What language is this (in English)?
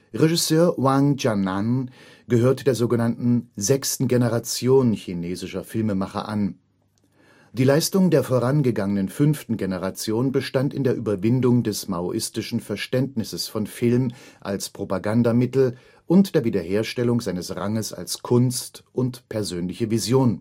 German